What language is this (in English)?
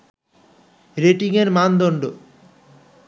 Bangla